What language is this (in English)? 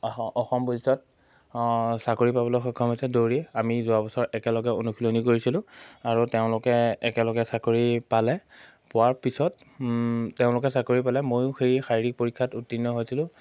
Assamese